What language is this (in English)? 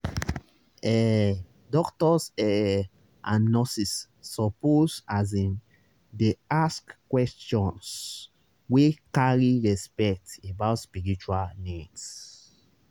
Nigerian Pidgin